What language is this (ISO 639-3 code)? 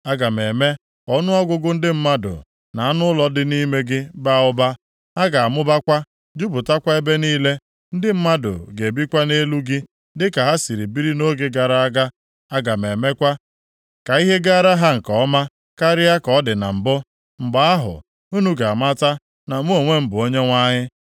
ibo